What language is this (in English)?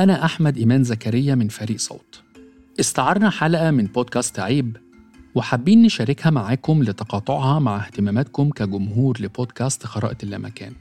Arabic